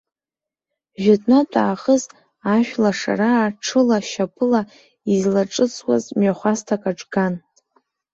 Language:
Abkhazian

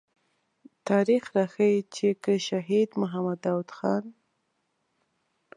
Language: Pashto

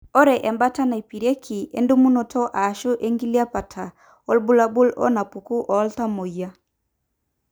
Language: Masai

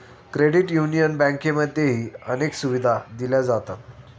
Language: Marathi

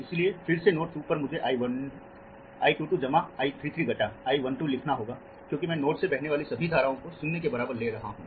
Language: Hindi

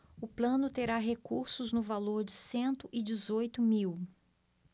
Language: Portuguese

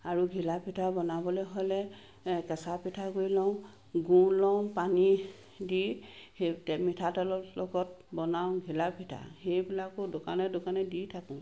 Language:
Assamese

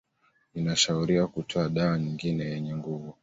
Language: Swahili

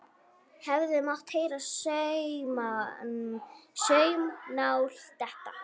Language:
Icelandic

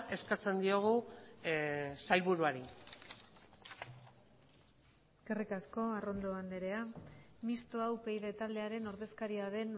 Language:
Basque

